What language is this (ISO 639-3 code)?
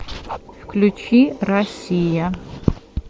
rus